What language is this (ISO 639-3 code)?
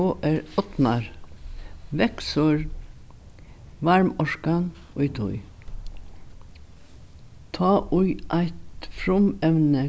fao